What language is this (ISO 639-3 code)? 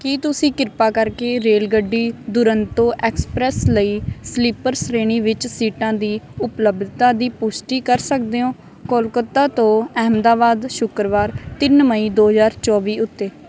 pan